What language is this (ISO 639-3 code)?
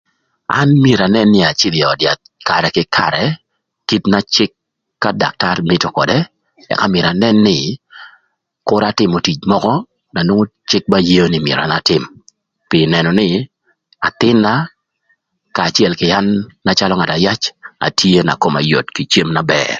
lth